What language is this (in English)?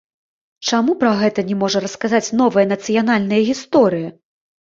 Belarusian